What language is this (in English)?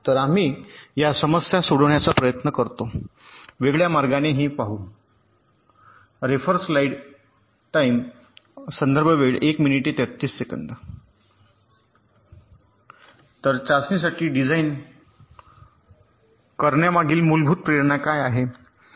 Marathi